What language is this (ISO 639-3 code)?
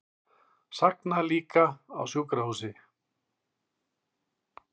isl